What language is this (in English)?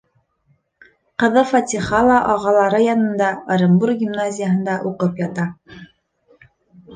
Bashkir